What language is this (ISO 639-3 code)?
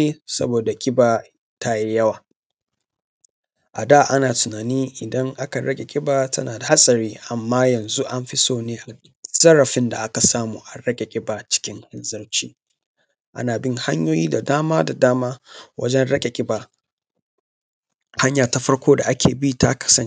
hau